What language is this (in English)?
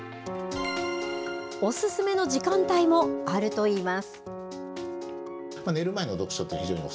Japanese